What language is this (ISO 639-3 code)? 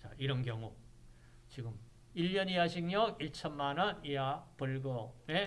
kor